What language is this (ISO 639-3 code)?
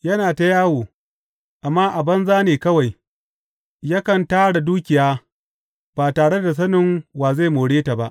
hau